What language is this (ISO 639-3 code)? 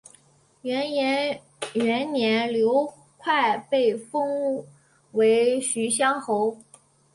zho